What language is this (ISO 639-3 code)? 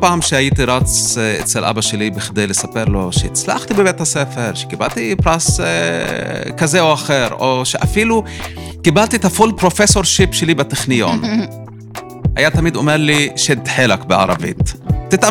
heb